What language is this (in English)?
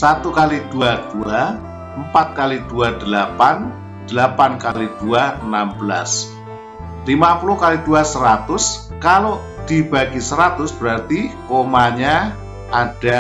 Indonesian